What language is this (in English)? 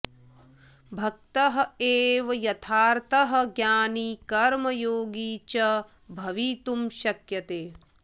Sanskrit